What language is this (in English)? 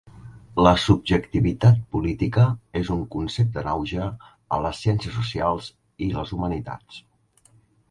Catalan